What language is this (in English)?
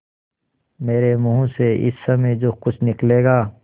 Hindi